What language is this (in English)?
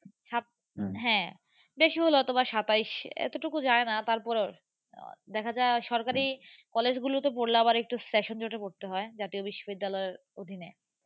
Bangla